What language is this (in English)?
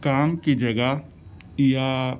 Urdu